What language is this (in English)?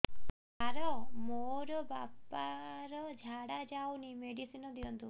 Odia